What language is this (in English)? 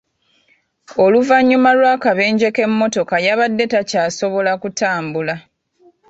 Ganda